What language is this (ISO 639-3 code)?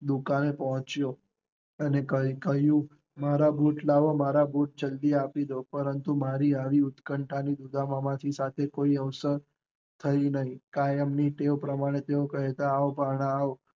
guj